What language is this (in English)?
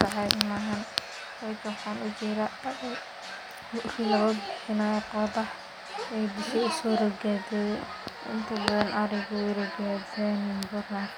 Somali